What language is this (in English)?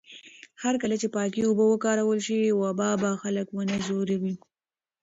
Pashto